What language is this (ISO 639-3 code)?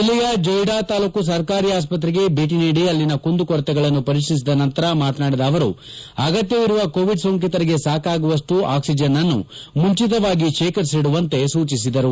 kan